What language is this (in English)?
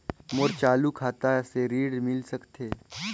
Chhattisgarhi